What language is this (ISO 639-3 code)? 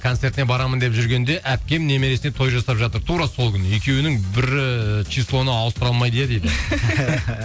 kaz